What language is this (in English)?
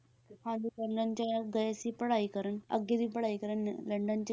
Punjabi